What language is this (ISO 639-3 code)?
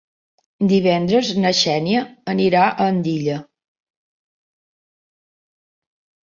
cat